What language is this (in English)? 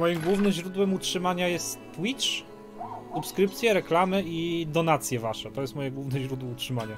Polish